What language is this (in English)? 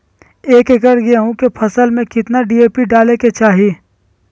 Magahi